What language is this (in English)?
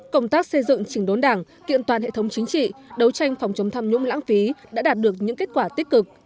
Vietnamese